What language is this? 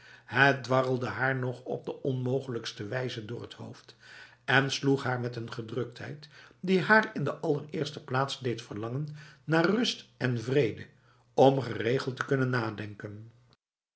Dutch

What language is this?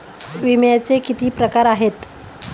Marathi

